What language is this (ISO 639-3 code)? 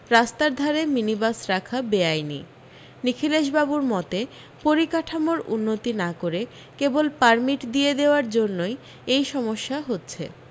ben